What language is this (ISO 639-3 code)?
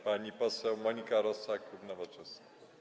pol